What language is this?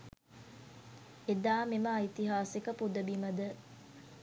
Sinhala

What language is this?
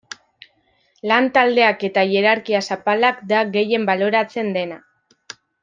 Basque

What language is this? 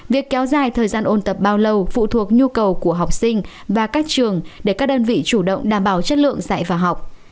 Vietnamese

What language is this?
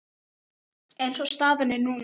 Icelandic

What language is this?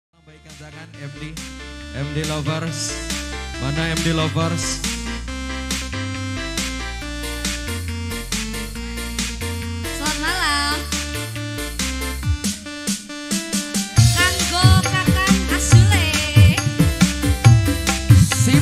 Indonesian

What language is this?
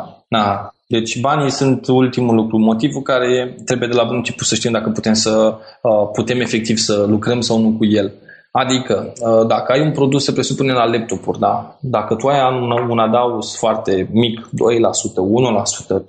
Romanian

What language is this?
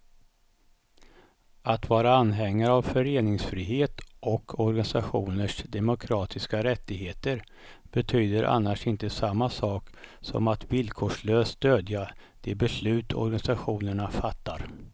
Swedish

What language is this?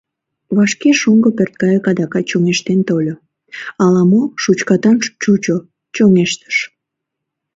Mari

